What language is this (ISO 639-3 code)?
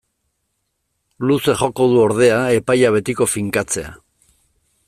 eus